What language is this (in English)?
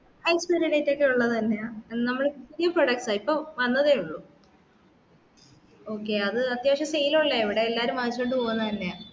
Malayalam